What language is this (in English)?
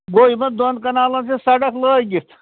Kashmiri